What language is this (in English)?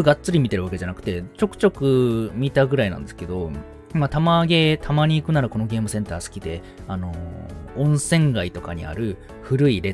Japanese